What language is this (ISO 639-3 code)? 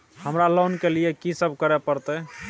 mai